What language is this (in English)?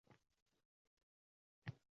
Uzbek